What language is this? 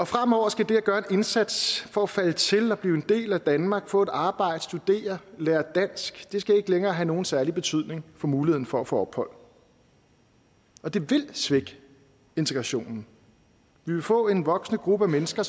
Danish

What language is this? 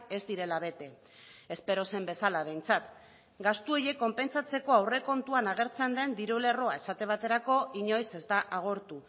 Basque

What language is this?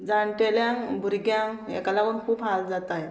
Konkani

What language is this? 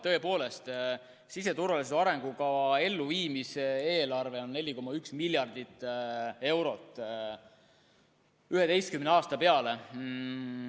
Estonian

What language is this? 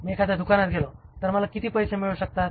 Marathi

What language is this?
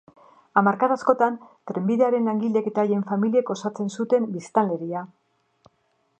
Basque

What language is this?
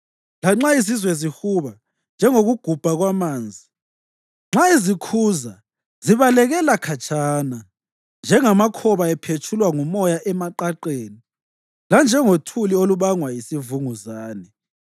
North Ndebele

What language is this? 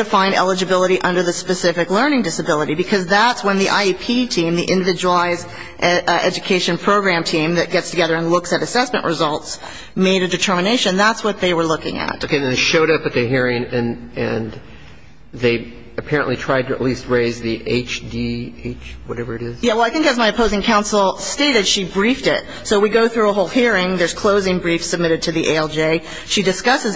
English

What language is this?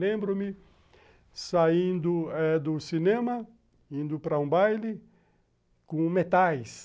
Portuguese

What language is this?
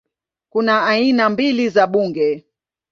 Swahili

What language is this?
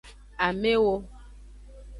Aja (Benin)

